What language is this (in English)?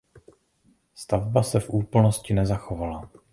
Czech